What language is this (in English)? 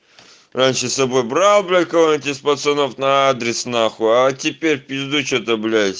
Russian